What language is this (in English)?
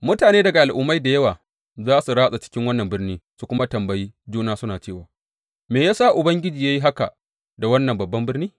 Hausa